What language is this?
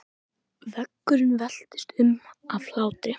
Icelandic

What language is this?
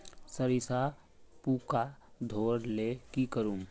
Magahi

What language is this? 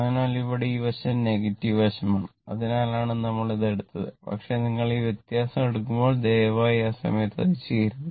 Malayalam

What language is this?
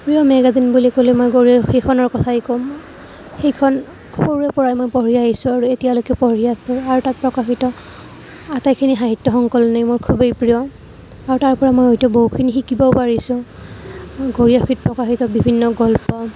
Assamese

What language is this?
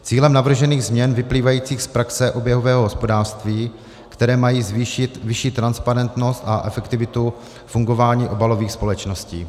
Czech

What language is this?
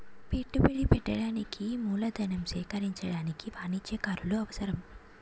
Telugu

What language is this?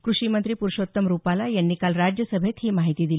Marathi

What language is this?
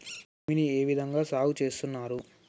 Telugu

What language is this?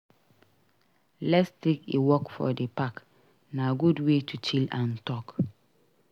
Nigerian Pidgin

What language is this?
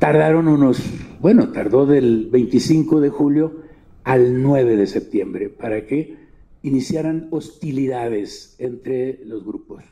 Spanish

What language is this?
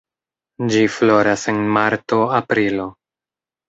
Esperanto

